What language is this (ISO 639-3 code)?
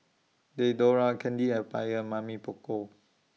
eng